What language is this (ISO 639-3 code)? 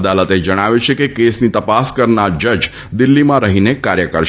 guj